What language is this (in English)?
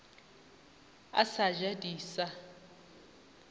Northern Sotho